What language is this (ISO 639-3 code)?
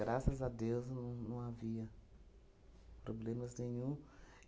por